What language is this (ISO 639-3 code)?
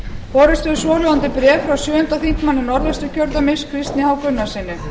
isl